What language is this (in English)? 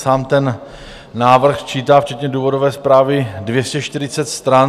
Czech